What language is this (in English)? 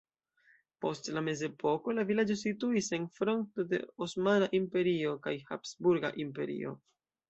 Esperanto